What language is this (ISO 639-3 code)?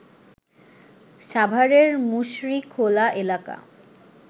ben